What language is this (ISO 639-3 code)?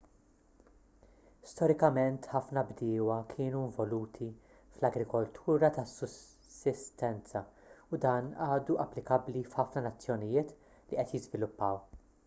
mlt